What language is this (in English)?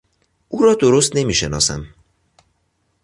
Persian